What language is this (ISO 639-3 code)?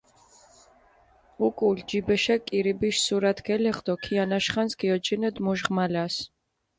xmf